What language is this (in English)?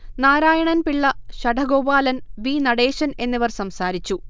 Malayalam